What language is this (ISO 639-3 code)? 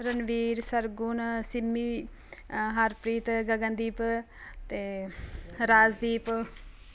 pan